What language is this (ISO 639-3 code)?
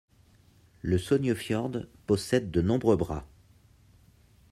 fra